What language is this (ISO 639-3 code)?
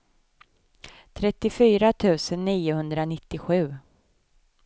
swe